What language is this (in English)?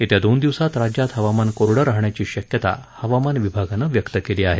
Marathi